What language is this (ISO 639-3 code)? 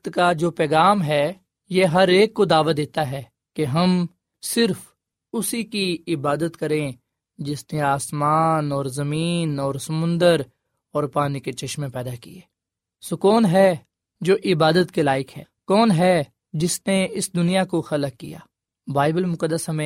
urd